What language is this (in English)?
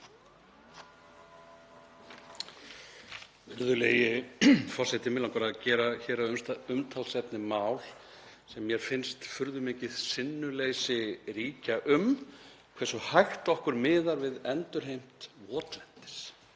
Icelandic